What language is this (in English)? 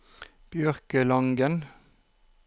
Norwegian